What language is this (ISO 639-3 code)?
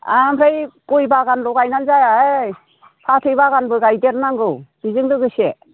brx